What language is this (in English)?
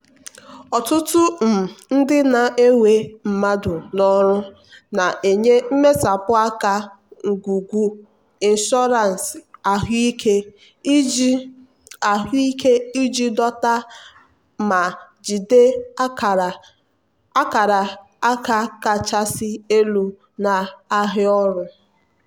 Igbo